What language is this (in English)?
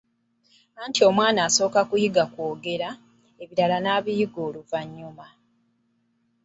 Ganda